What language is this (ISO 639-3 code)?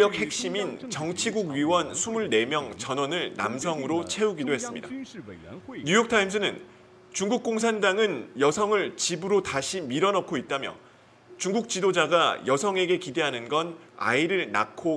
kor